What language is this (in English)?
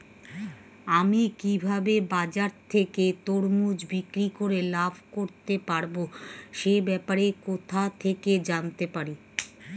Bangla